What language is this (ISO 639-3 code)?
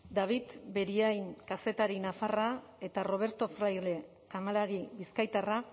eus